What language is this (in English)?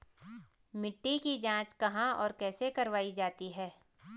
Hindi